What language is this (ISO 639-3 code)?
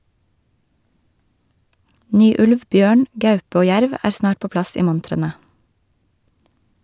nor